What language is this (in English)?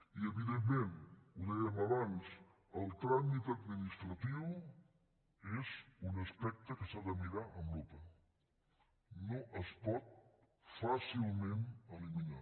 Catalan